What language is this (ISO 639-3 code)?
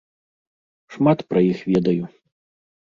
bel